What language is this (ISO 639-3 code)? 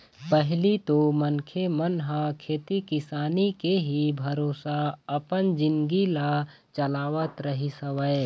hne